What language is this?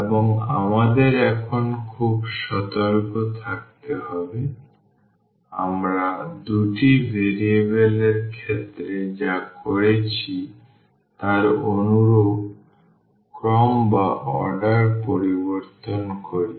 Bangla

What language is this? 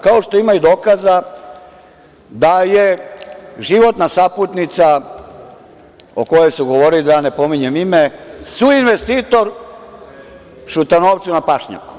Serbian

